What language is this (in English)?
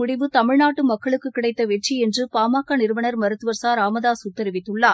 Tamil